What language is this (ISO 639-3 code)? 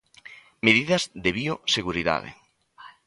glg